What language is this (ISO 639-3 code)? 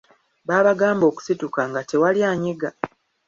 lug